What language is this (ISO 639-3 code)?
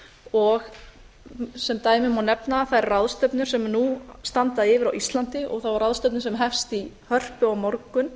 isl